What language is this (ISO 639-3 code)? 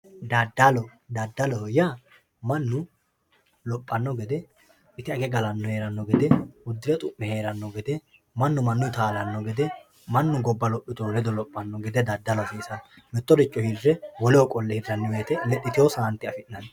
sid